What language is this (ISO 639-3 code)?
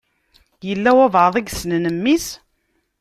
kab